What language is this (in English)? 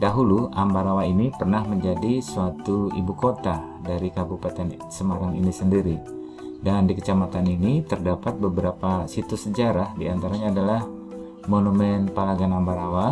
Indonesian